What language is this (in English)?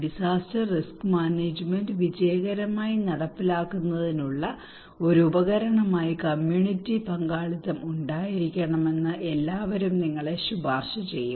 Malayalam